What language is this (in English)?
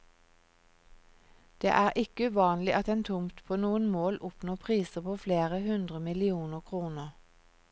Norwegian